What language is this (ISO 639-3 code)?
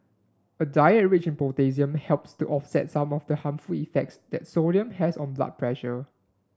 eng